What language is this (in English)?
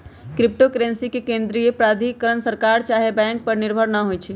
Magahi